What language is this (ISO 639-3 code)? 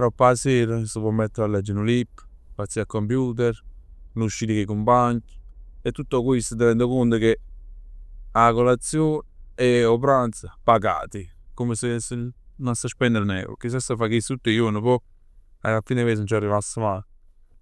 nap